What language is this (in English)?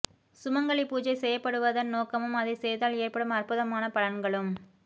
Tamil